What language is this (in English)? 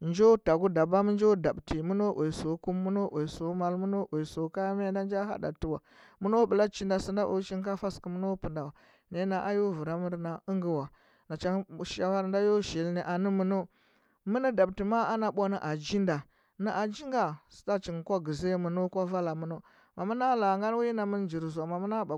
Huba